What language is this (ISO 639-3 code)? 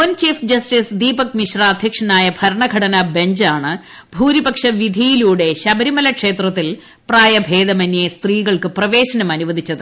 mal